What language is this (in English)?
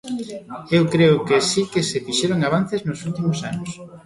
Galician